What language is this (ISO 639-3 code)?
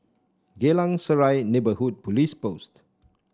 eng